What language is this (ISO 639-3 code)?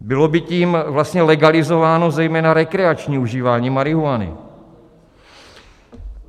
ces